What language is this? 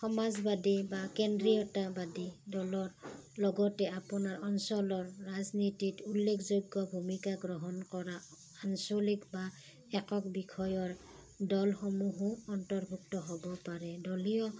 Assamese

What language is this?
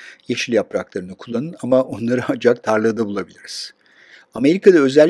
Turkish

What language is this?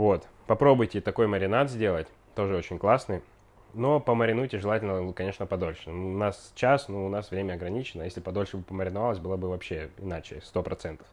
Russian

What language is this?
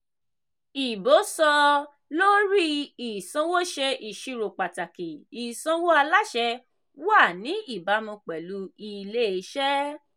Yoruba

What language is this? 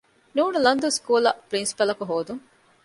Divehi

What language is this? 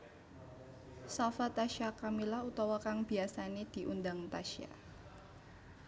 Javanese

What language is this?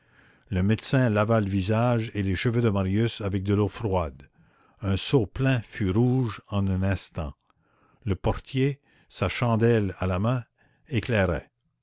French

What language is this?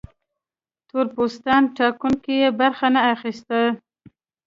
Pashto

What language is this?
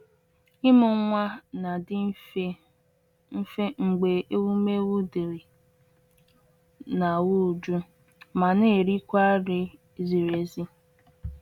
Igbo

